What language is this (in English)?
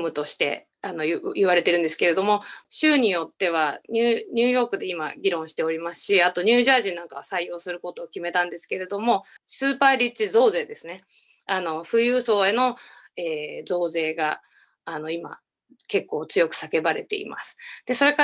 Japanese